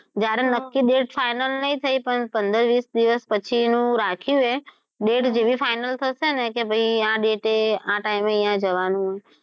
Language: Gujarati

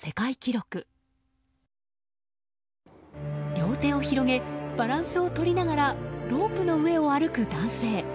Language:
Japanese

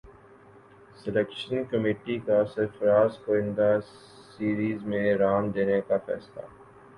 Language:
Urdu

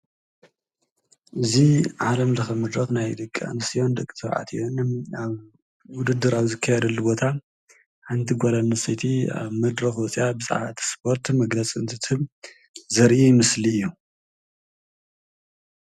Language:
Tigrinya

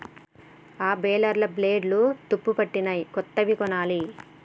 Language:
Telugu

